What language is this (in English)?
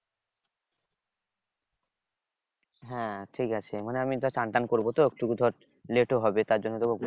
Bangla